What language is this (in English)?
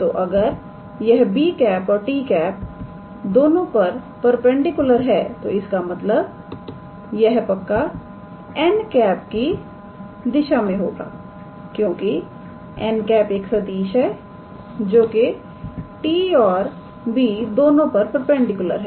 Hindi